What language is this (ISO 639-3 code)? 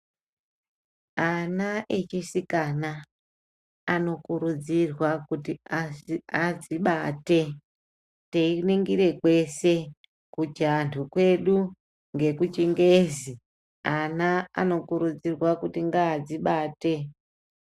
ndc